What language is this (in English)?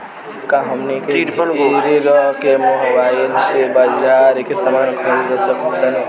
Bhojpuri